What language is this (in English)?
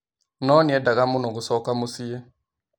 Kikuyu